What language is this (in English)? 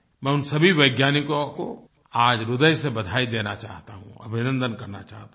Hindi